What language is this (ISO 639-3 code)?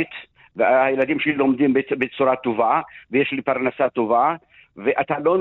heb